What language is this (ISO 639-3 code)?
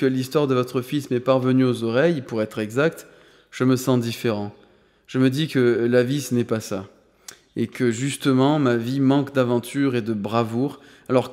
fra